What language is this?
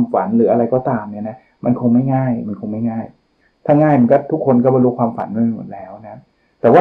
Thai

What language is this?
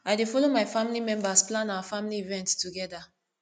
Nigerian Pidgin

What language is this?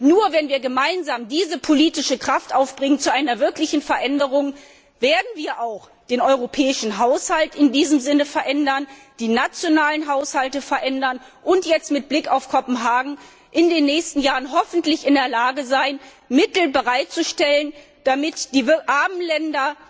German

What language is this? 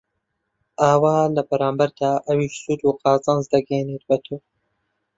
Central Kurdish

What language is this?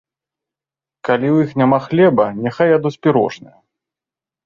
Belarusian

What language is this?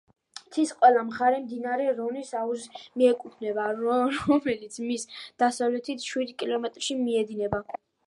Georgian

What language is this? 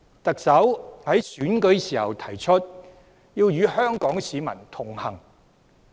Cantonese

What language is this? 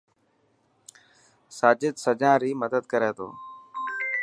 Dhatki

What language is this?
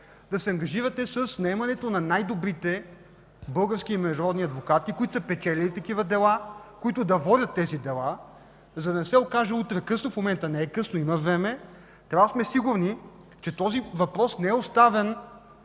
Bulgarian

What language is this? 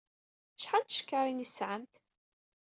Kabyle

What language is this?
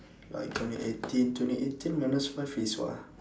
English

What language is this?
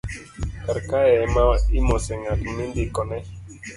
Luo (Kenya and Tanzania)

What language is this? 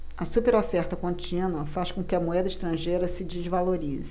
Portuguese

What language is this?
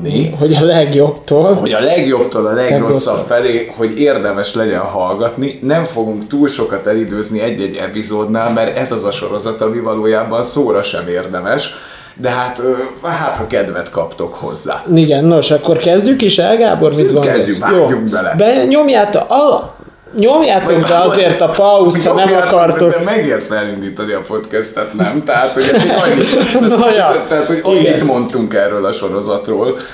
Hungarian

